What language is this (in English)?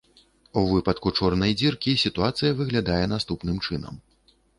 Belarusian